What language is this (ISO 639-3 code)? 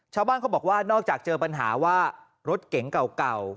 tha